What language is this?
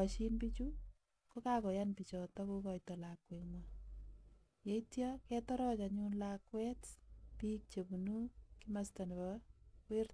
Kalenjin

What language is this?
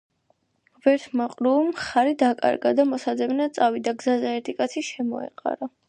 Georgian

